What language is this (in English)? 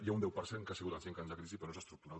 Catalan